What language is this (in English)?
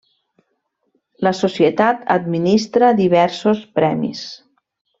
Catalan